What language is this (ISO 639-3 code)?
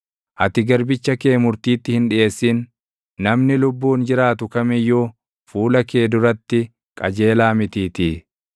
orm